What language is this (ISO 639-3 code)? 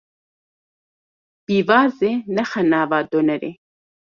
kur